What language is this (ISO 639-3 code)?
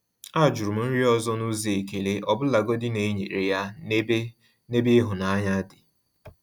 ibo